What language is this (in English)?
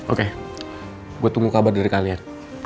Indonesian